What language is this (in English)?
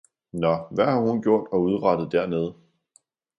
Danish